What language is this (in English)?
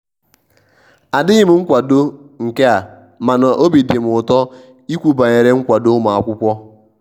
Igbo